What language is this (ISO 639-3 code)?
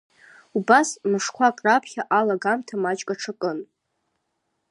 abk